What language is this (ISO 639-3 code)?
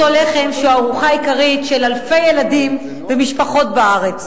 heb